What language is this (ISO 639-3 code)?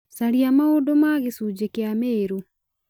kik